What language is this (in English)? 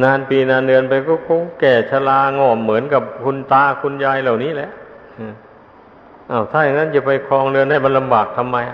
Thai